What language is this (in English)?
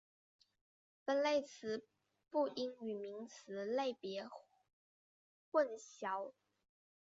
Chinese